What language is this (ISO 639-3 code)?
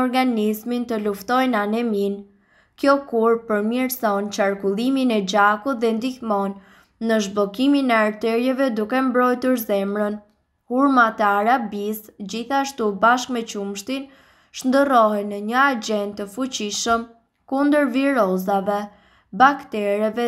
ron